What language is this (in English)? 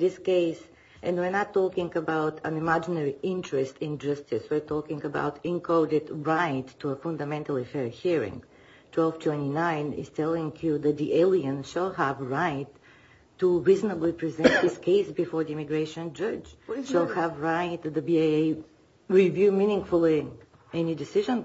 English